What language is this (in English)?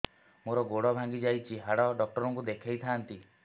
Odia